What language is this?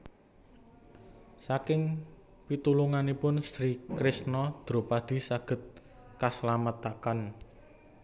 Javanese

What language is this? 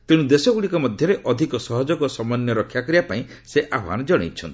Odia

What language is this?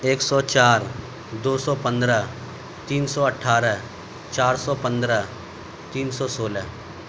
Urdu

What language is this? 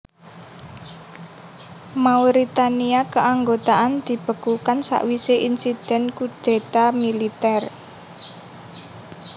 Javanese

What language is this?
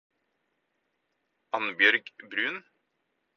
Norwegian Bokmål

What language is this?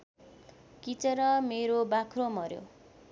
Nepali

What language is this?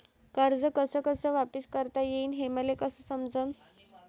Marathi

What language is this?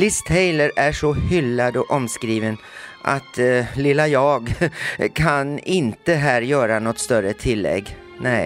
Swedish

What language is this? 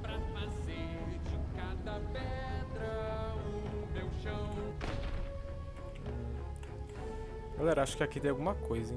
Portuguese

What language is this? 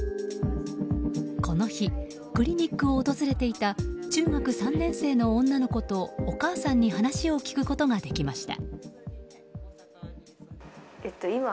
Japanese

